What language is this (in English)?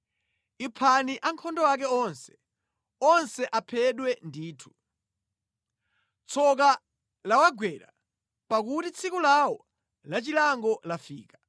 Nyanja